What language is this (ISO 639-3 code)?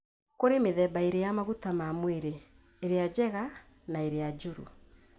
kik